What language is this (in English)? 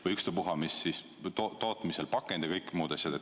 Estonian